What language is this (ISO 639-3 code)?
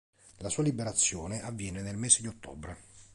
ita